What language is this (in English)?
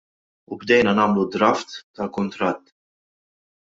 Maltese